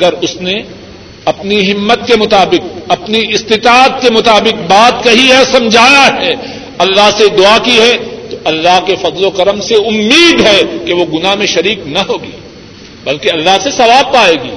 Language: Urdu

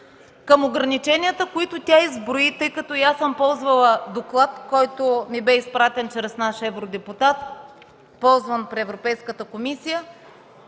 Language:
Bulgarian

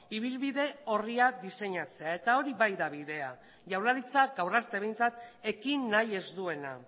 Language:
Basque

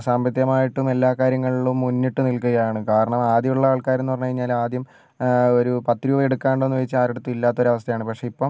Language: Malayalam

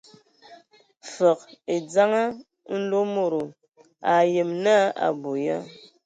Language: Ewondo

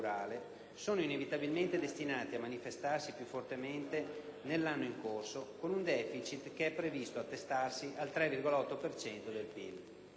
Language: Italian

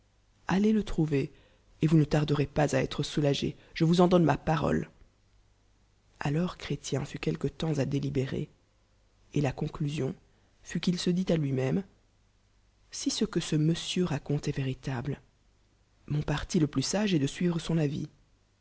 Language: French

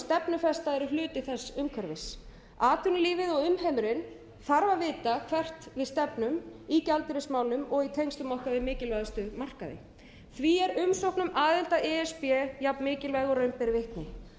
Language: Icelandic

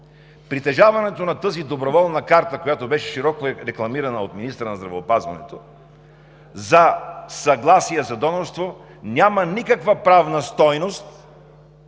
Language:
Bulgarian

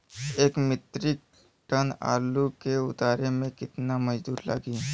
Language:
Bhojpuri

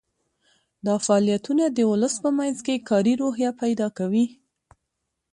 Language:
Pashto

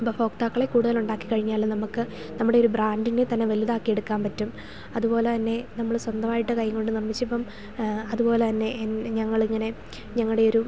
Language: Malayalam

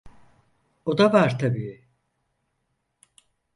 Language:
Turkish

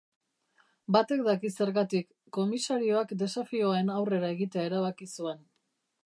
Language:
Basque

